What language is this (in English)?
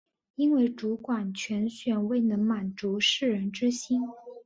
Chinese